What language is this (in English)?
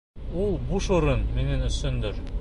Bashkir